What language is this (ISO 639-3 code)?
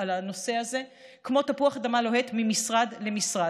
heb